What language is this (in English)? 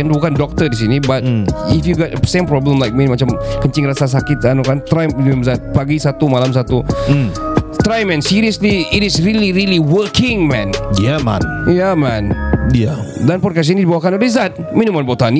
Malay